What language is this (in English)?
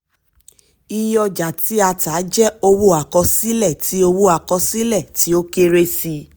Yoruba